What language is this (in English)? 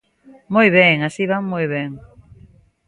Galician